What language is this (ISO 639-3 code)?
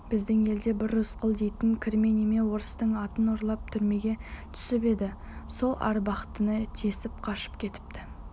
kaz